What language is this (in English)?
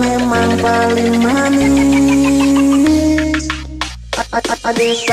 Vietnamese